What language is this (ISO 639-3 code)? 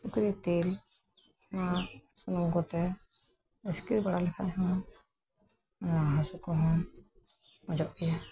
sat